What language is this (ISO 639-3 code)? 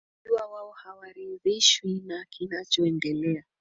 swa